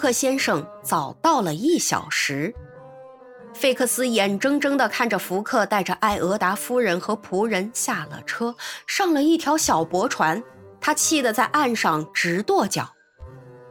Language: Chinese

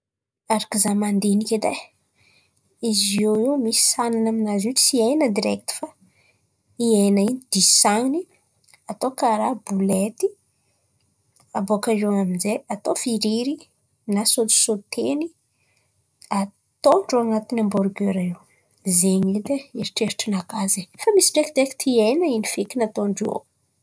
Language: Antankarana Malagasy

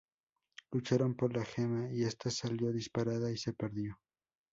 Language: Spanish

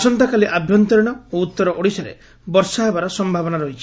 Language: Odia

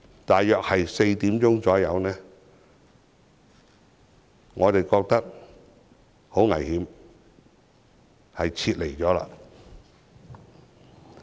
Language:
Cantonese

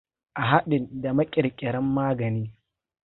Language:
Hausa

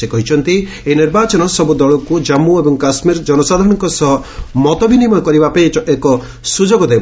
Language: Odia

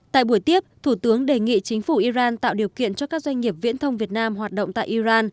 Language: Vietnamese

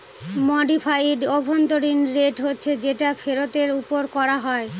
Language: Bangla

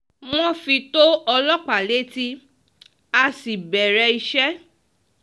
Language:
Yoruba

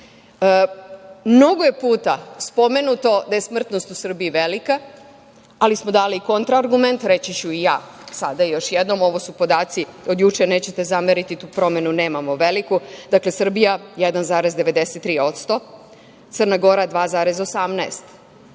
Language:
Serbian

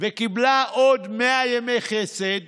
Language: Hebrew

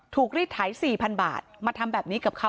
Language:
Thai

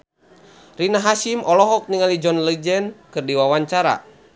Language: Sundanese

